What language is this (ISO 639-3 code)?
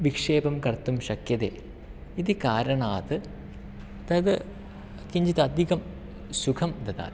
san